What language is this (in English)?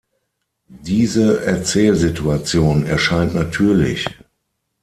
German